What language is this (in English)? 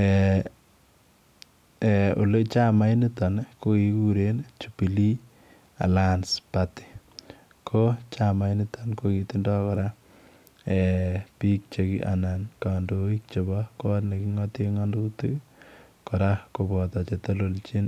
Kalenjin